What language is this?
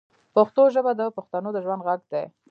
Pashto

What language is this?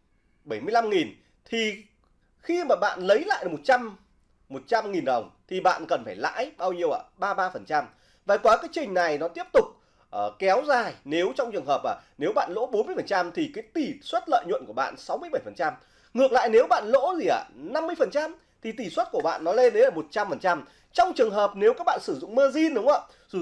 Vietnamese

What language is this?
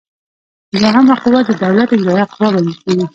Pashto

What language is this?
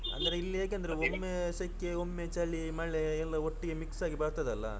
Kannada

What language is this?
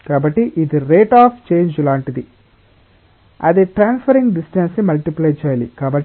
Telugu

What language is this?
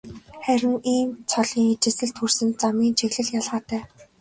Mongolian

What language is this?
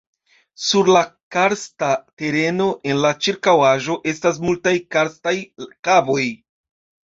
Esperanto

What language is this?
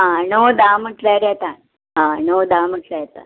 Konkani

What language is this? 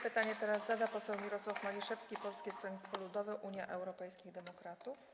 Polish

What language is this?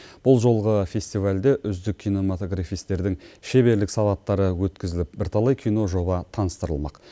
Kazakh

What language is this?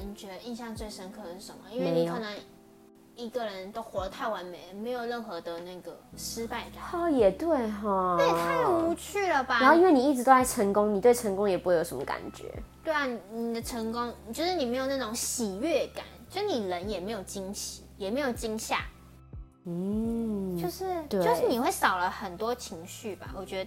Chinese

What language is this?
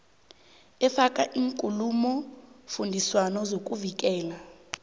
South Ndebele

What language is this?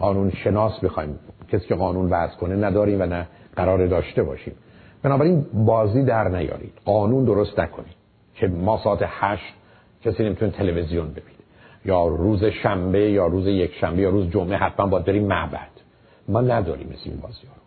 Persian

